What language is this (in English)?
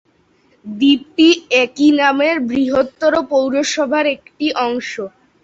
Bangla